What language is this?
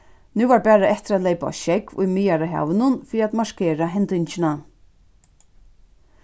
Faroese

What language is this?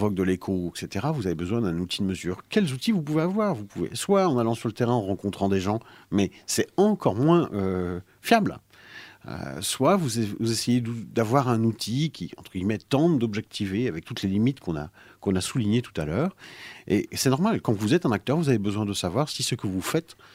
French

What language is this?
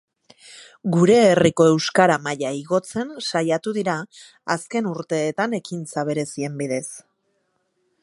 Basque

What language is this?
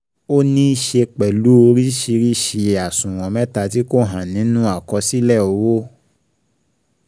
Yoruba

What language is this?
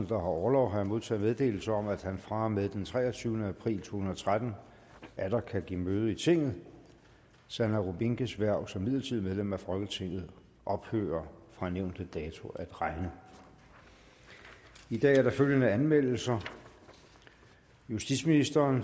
Danish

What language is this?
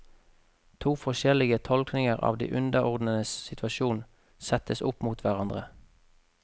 Norwegian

